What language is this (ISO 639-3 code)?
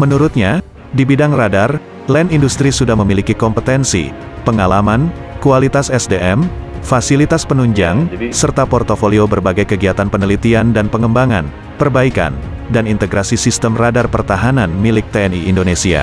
ind